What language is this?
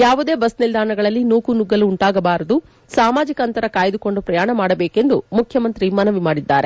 Kannada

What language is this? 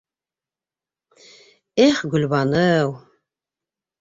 Bashkir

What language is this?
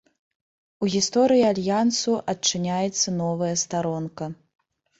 Belarusian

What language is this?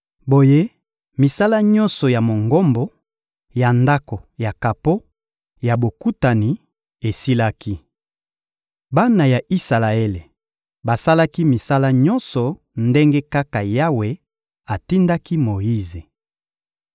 Lingala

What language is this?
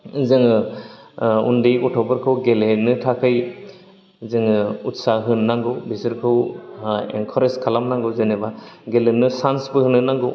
Bodo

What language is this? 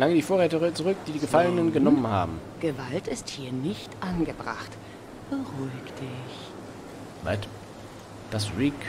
German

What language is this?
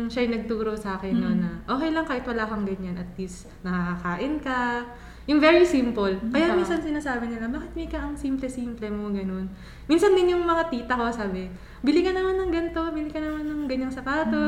Filipino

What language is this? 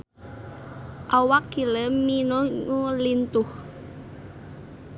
Sundanese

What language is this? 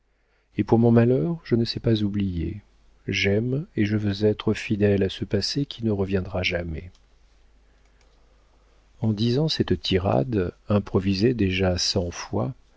French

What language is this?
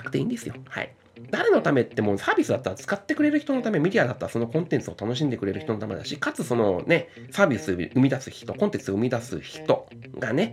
Japanese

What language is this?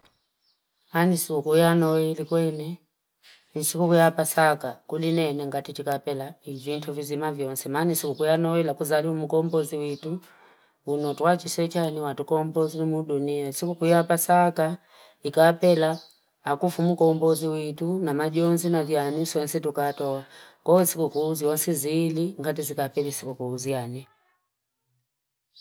Fipa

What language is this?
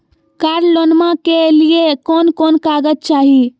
Magahi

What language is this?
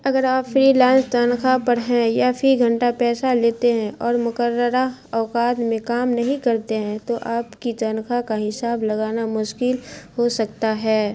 Urdu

